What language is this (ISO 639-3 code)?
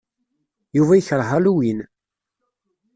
kab